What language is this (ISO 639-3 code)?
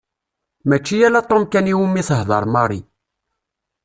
kab